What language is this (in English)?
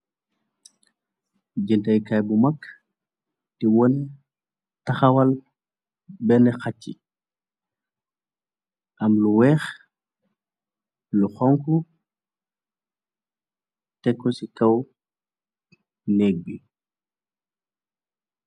Wolof